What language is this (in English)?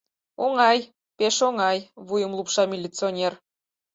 Mari